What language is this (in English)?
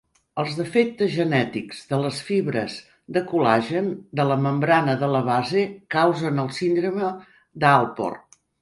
Catalan